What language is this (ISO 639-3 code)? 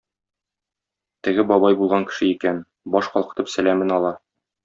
tat